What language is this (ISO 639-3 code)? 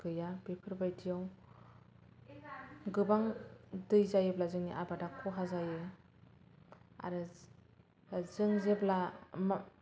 brx